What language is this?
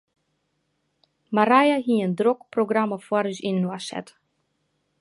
Western Frisian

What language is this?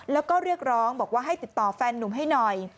Thai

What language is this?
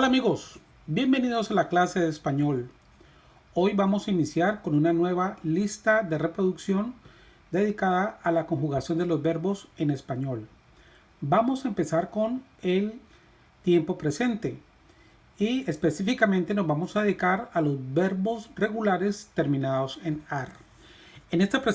Spanish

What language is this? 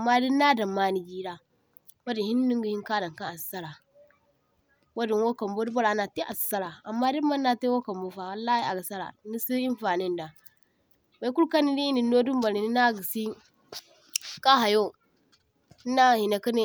Zarma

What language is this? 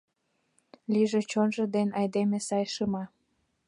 Mari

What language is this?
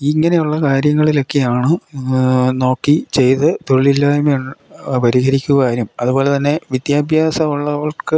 Malayalam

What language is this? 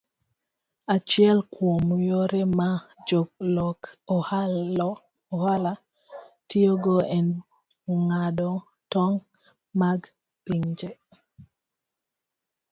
Luo (Kenya and Tanzania)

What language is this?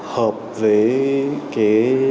Vietnamese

